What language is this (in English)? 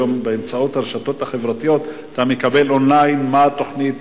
Hebrew